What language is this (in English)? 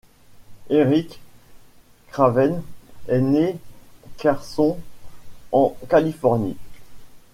French